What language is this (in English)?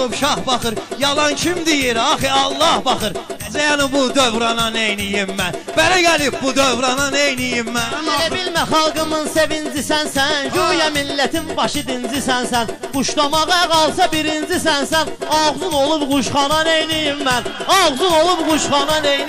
Dutch